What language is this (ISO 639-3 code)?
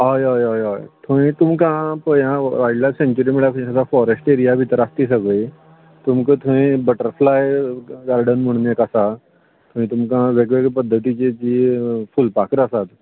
kok